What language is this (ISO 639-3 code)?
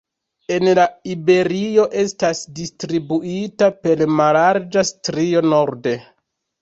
epo